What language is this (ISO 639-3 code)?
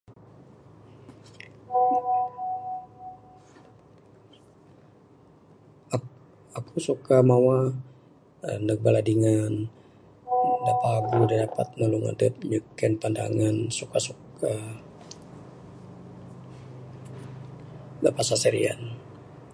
sdo